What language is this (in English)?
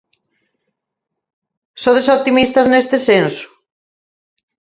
Galician